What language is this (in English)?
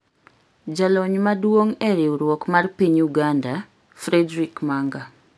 Luo (Kenya and Tanzania)